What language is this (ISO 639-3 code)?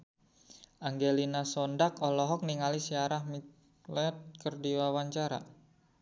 sun